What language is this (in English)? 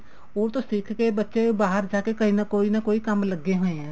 Punjabi